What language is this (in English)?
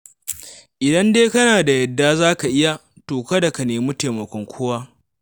Hausa